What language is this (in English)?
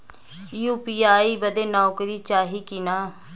Bhojpuri